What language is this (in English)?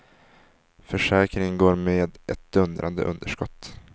Swedish